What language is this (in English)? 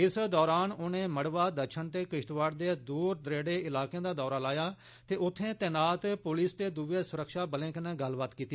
Dogri